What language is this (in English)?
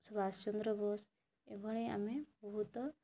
Odia